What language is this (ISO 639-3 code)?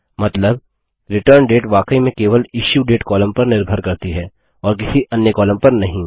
hin